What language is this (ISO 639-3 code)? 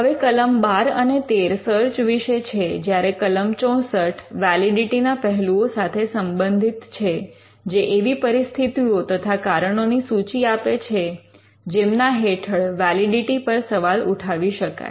guj